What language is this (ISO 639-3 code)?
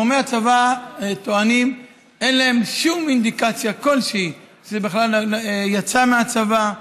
heb